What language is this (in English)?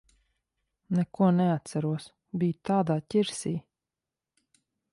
Latvian